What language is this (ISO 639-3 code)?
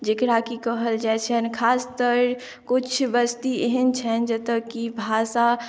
mai